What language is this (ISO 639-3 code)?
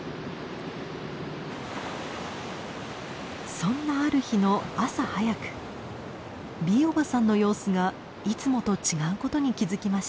jpn